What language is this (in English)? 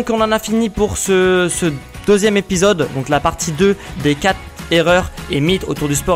French